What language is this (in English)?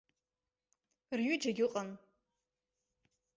Abkhazian